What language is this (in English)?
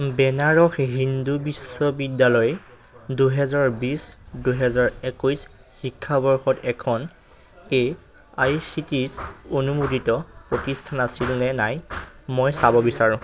Assamese